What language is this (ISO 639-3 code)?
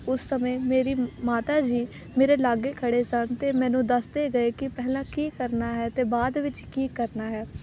pan